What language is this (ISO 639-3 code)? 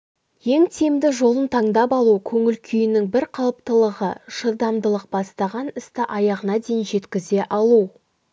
kaz